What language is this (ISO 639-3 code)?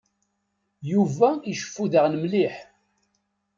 kab